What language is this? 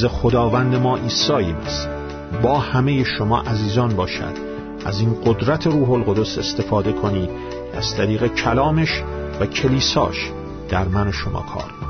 Persian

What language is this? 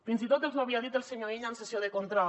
Catalan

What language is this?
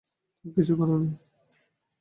Bangla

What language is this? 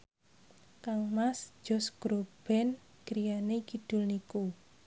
Javanese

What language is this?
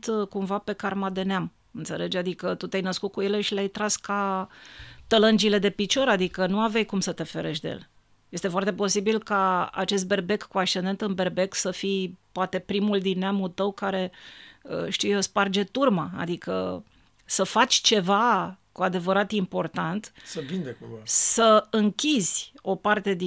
Romanian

